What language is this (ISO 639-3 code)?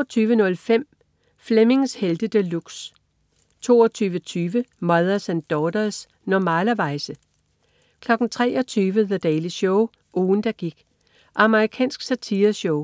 dan